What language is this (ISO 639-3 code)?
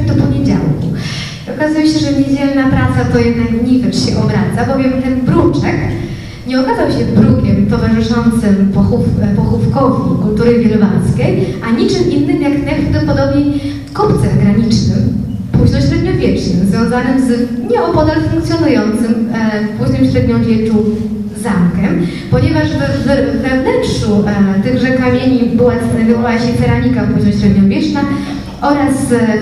pol